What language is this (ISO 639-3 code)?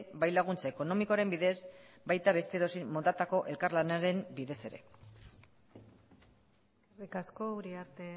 eus